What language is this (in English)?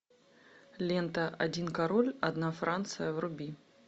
Russian